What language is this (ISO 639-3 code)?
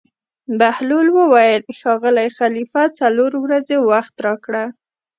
pus